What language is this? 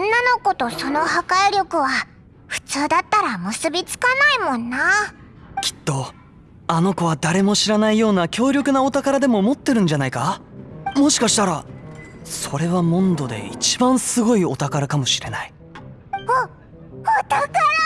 Japanese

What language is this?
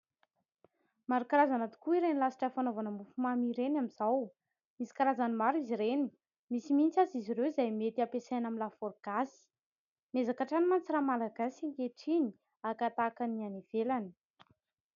Malagasy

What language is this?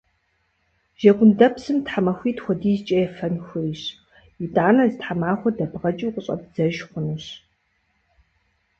Kabardian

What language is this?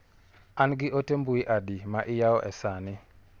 Luo (Kenya and Tanzania)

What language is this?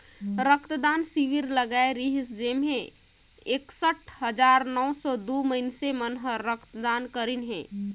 Chhattisgarhi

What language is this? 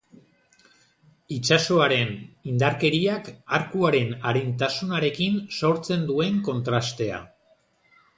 Basque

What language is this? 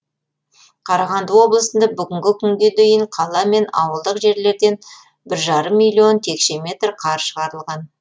Kazakh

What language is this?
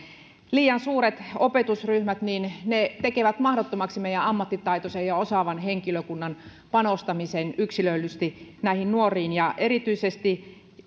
Finnish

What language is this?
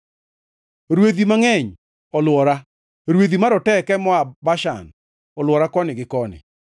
Luo (Kenya and Tanzania)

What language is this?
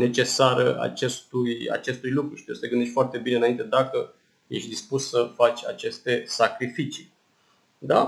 Romanian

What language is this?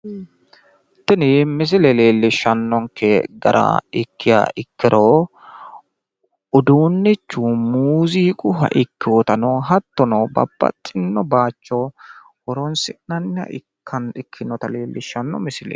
Sidamo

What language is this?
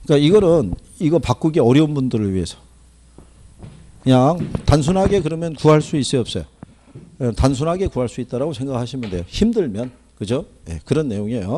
Korean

